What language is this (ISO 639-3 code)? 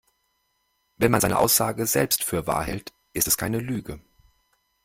deu